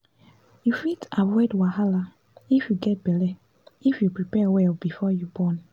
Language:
Nigerian Pidgin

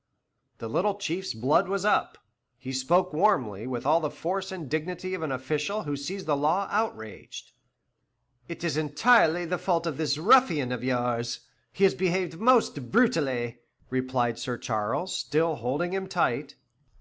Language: English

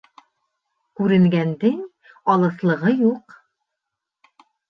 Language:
Bashkir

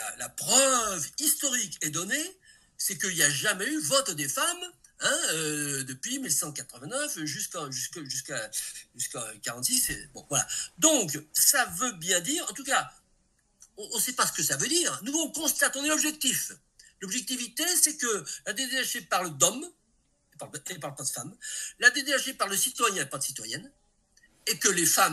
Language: French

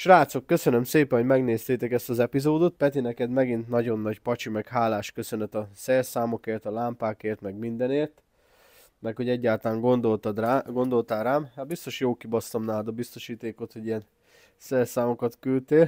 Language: Hungarian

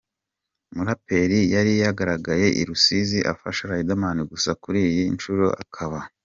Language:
Kinyarwanda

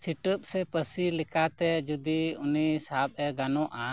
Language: Santali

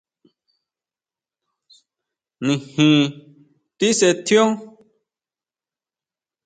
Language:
Huautla Mazatec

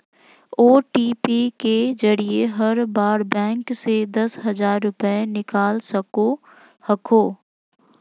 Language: Magahi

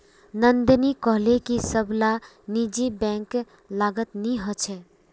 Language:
Magahi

